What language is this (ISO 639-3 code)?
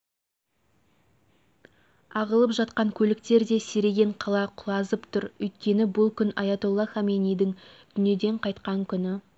kaz